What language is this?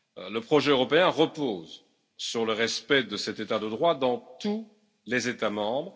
French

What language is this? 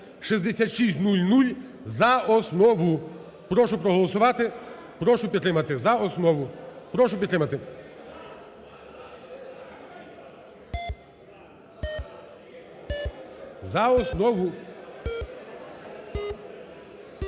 Ukrainian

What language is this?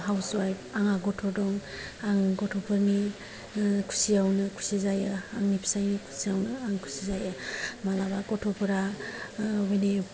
Bodo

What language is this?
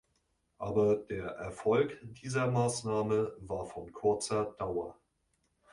German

